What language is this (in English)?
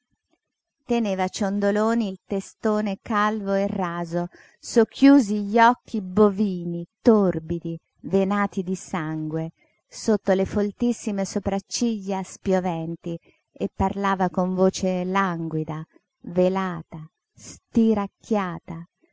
Italian